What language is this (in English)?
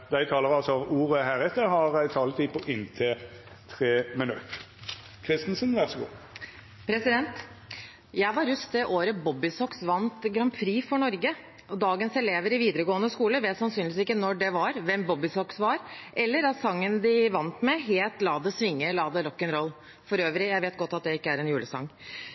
Norwegian